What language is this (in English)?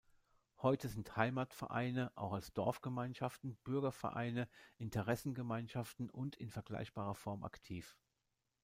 German